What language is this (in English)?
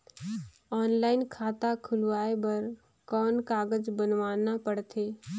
Chhattisgarhi